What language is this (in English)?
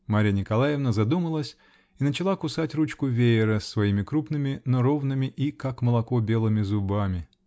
Russian